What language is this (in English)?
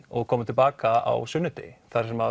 Icelandic